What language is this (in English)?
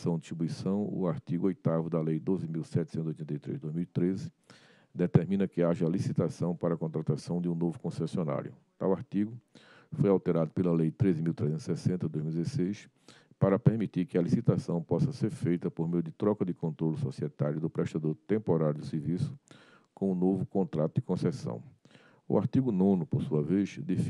Portuguese